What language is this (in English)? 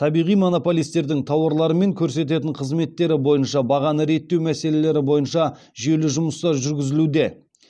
Kazakh